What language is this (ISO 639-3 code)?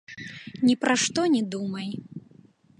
bel